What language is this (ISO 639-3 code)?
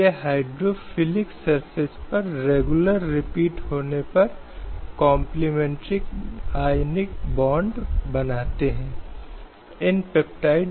hin